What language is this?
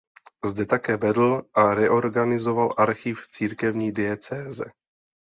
Czech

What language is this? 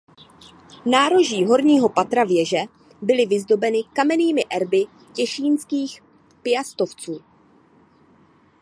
Czech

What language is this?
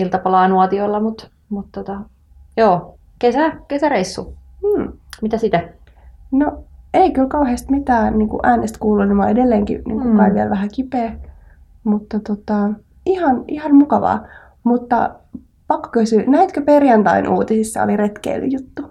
Finnish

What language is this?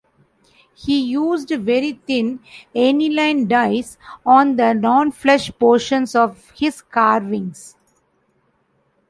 English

